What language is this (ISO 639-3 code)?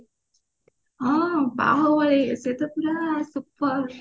ori